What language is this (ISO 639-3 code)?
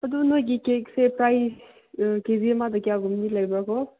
mni